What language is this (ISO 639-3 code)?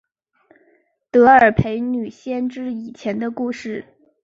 zho